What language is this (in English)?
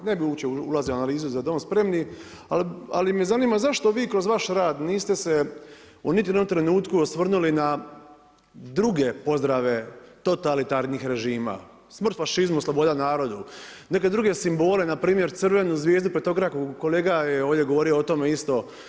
Croatian